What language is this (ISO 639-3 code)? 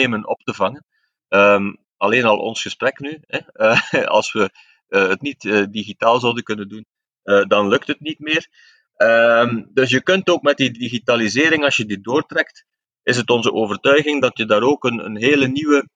nld